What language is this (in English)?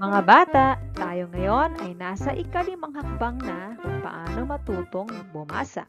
Filipino